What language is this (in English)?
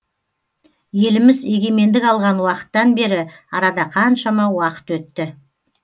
Kazakh